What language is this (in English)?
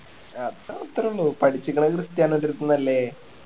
Malayalam